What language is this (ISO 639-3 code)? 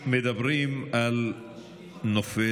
heb